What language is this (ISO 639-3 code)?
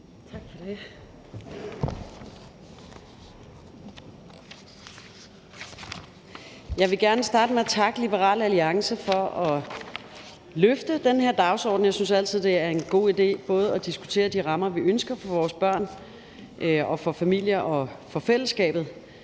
dan